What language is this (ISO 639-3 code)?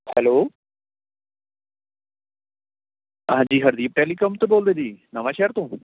pan